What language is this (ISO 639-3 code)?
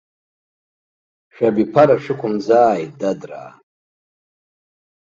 abk